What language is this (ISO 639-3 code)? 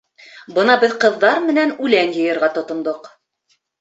bak